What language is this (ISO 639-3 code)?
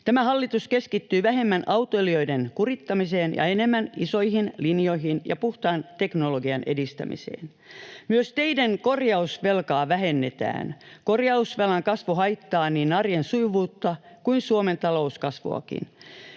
fin